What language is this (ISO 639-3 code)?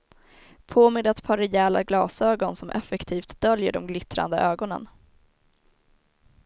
swe